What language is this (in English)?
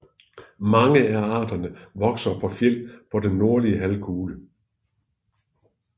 Danish